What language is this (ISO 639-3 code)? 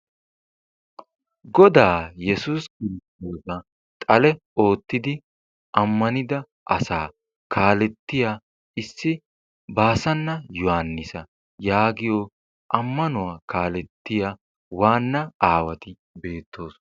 wal